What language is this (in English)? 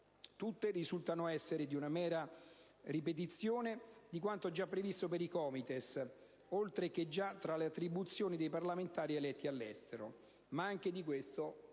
Italian